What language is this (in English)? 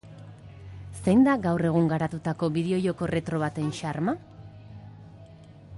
Basque